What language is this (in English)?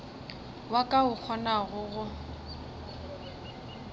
Northern Sotho